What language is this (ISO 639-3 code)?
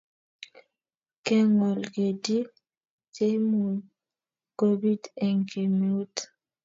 kln